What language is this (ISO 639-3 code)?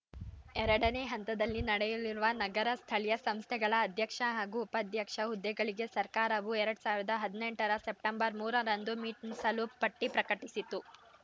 kan